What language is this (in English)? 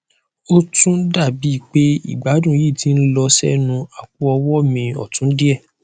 Yoruba